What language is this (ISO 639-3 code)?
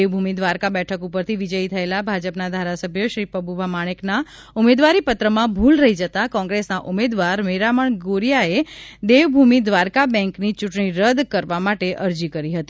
guj